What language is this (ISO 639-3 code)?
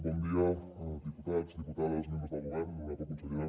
cat